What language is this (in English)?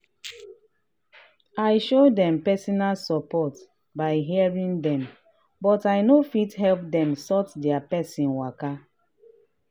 Nigerian Pidgin